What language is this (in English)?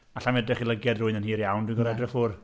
Welsh